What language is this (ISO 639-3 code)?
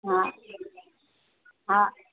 snd